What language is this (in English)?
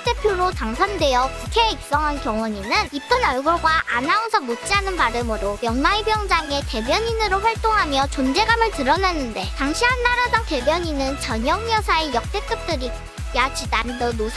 Korean